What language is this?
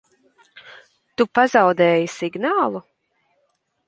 Latvian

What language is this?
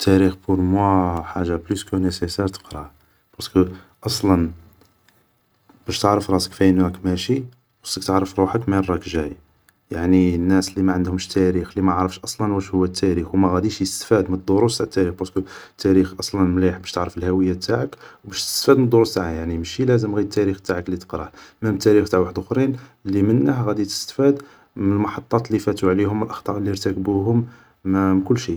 Algerian Arabic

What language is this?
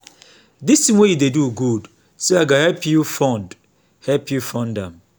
Nigerian Pidgin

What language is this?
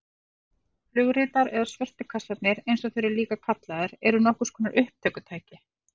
Icelandic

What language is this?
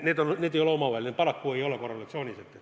Estonian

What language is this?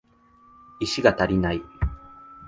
Japanese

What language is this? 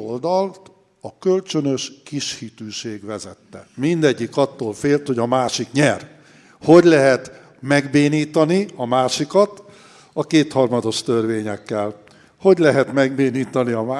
Hungarian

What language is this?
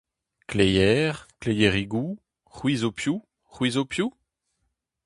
Breton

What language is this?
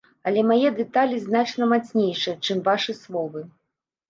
Belarusian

